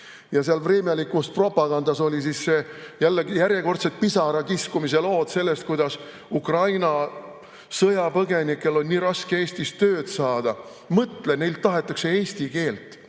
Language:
Estonian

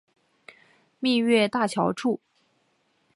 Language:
Chinese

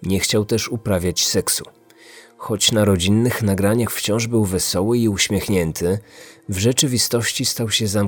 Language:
Polish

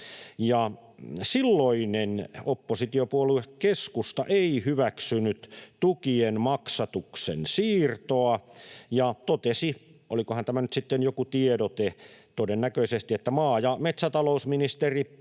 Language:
Finnish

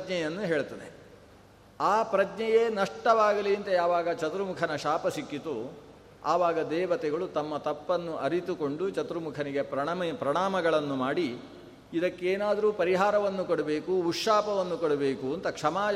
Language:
Kannada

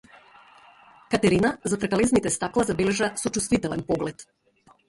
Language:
Macedonian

